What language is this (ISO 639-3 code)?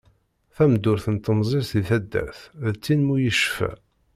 kab